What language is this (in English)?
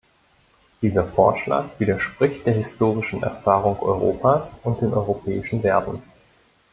German